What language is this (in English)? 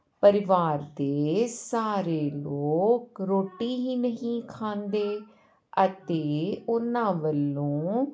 Punjabi